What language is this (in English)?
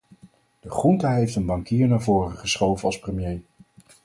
Dutch